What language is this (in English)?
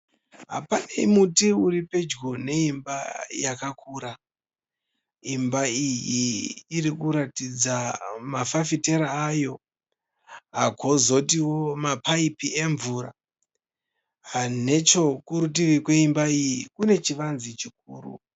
Shona